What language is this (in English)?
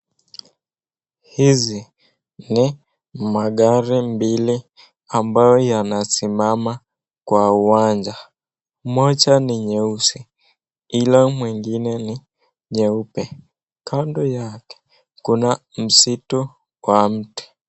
Swahili